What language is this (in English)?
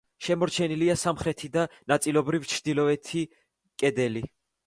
Georgian